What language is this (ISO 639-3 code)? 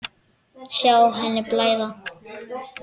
isl